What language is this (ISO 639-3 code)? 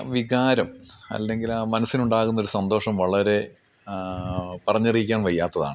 mal